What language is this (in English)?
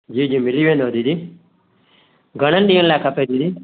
Sindhi